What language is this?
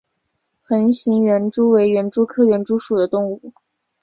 Chinese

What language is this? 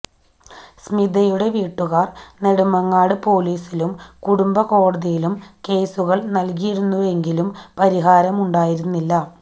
Malayalam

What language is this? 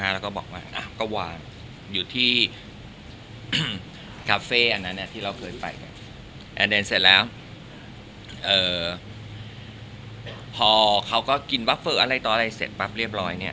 Thai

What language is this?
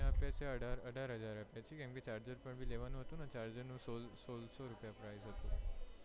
Gujarati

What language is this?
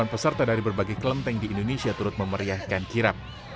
Indonesian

